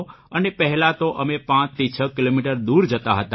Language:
Gujarati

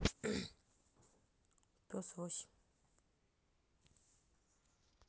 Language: Russian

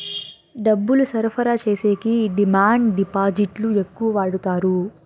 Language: Telugu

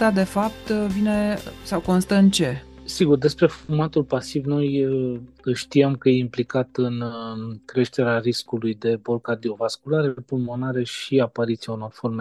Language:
Romanian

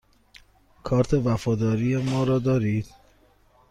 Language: Persian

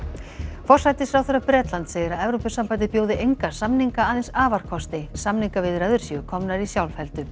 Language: Icelandic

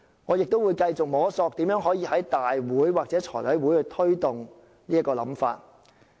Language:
Cantonese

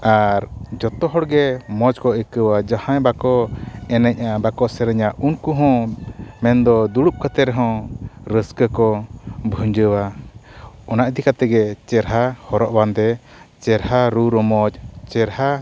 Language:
Santali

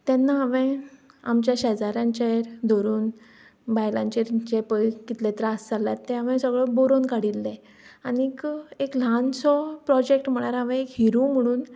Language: Konkani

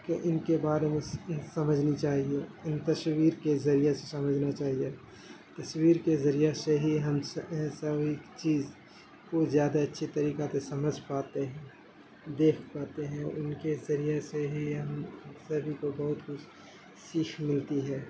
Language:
Urdu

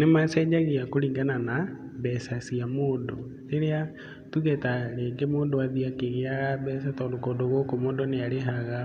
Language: Kikuyu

